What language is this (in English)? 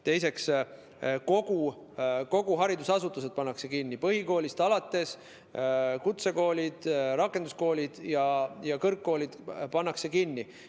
Estonian